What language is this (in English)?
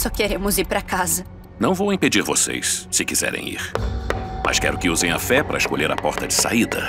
Portuguese